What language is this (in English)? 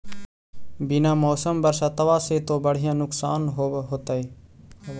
Magahi